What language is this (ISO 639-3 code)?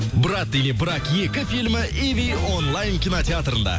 kaz